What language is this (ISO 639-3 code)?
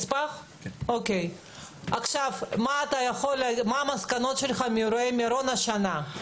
heb